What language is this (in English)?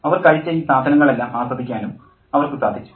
Malayalam